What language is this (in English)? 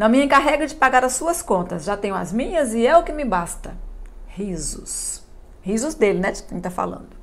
Portuguese